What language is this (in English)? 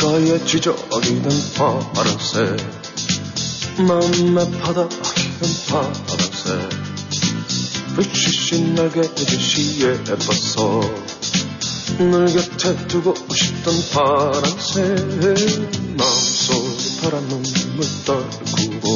Korean